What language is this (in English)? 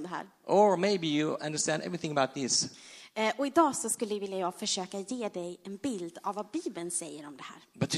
Swedish